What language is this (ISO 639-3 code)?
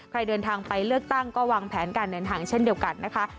tha